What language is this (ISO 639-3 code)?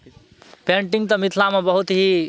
mai